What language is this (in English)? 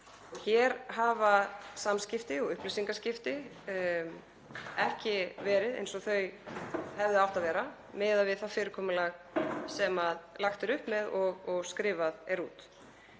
Icelandic